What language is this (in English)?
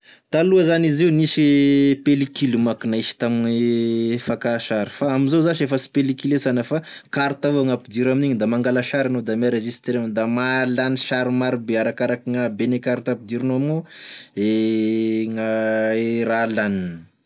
Tesaka Malagasy